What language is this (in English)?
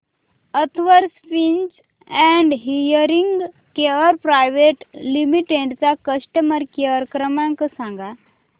Marathi